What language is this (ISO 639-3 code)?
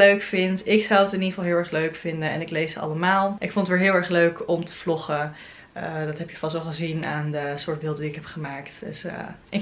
nld